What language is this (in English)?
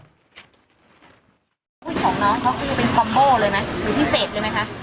Thai